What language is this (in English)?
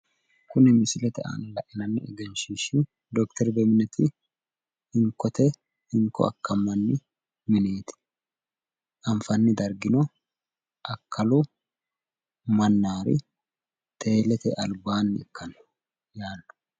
Sidamo